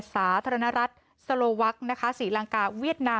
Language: Thai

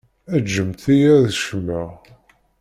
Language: Kabyle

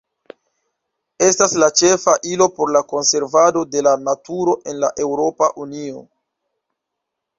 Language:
Esperanto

